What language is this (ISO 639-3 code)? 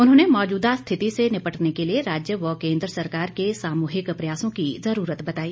hin